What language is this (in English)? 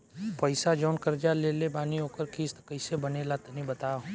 Bhojpuri